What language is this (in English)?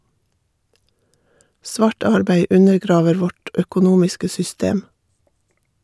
Norwegian